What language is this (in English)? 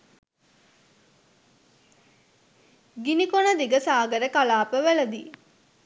Sinhala